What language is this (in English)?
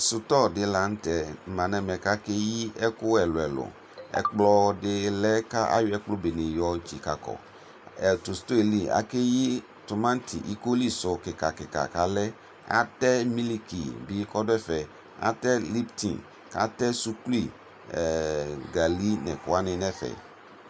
Ikposo